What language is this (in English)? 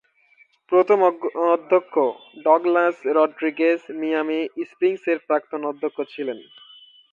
Bangla